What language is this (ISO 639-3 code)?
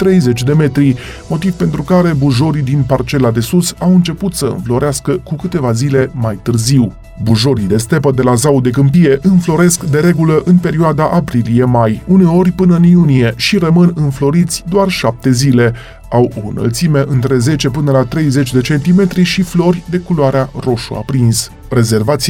ron